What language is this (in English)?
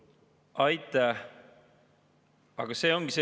Estonian